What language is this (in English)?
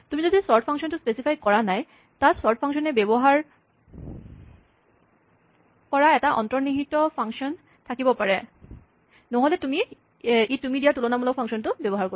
Assamese